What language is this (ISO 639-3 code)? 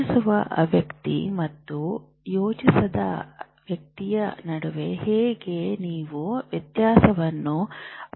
kan